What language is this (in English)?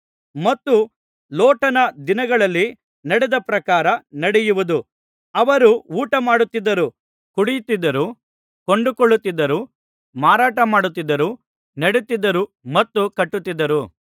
Kannada